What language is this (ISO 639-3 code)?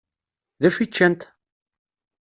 kab